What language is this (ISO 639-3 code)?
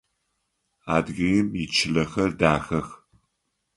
ady